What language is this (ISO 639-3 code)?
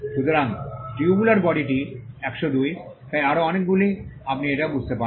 ben